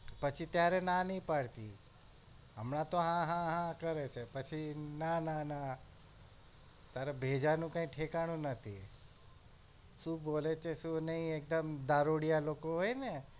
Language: Gujarati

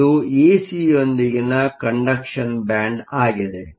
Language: Kannada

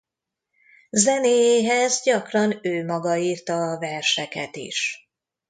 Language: Hungarian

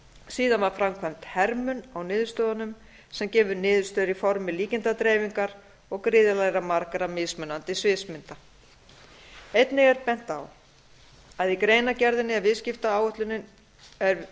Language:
Icelandic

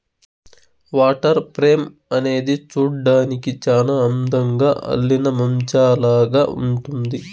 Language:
Telugu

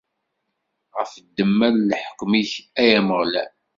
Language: Kabyle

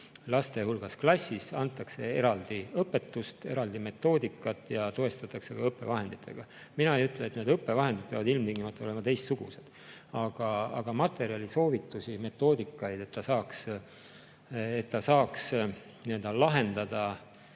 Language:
Estonian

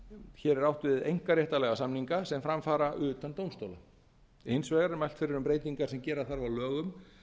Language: Icelandic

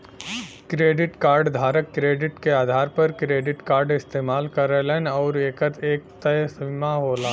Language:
Bhojpuri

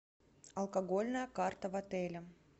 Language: Russian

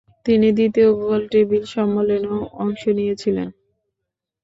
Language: Bangla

